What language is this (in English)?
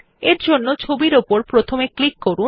Bangla